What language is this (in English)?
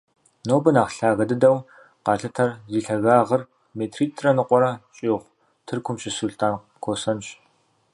Kabardian